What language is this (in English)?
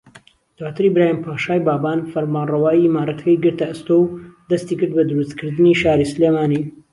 Central Kurdish